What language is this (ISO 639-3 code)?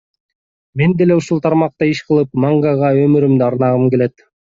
kir